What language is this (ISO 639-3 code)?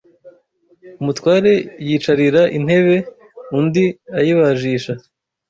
kin